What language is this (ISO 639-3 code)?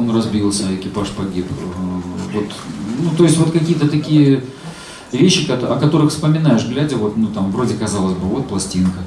rus